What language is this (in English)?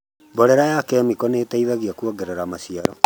Kikuyu